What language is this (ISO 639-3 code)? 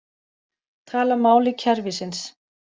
isl